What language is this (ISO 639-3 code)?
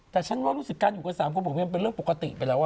tha